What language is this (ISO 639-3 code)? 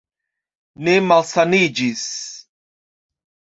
epo